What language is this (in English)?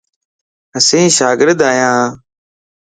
Lasi